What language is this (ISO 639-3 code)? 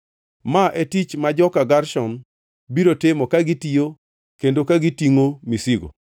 luo